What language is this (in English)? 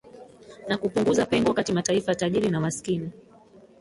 Swahili